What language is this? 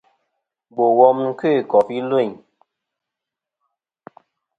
Kom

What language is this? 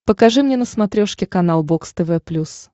Russian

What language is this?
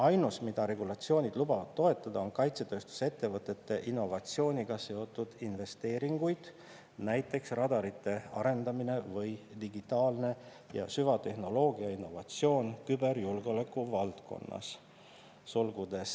Estonian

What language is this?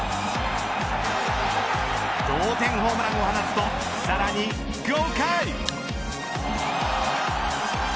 Japanese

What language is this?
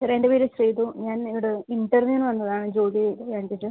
Malayalam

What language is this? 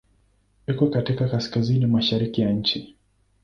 Swahili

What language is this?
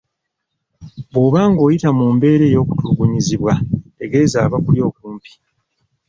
Ganda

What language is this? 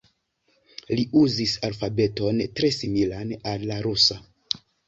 Esperanto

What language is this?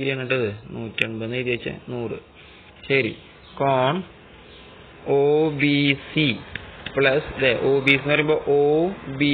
Romanian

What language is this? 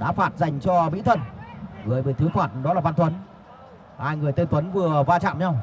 Vietnamese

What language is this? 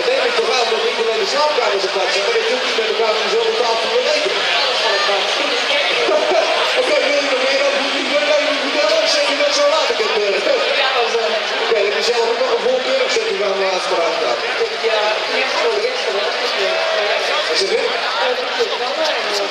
Dutch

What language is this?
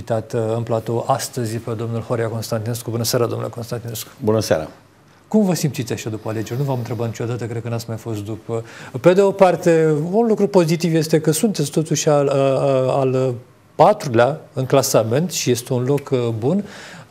Romanian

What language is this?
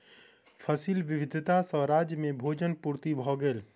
Maithili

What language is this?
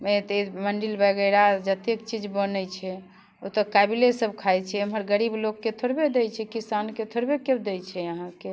Maithili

